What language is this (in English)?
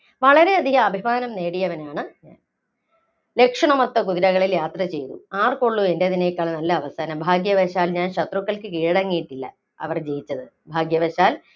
Malayalam